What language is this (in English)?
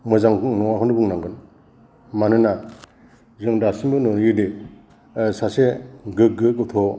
Bodo